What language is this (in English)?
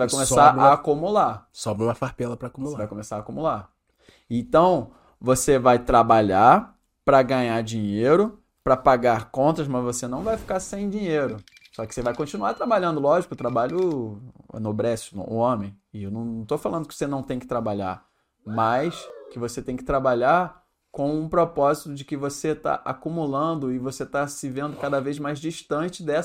Portuguese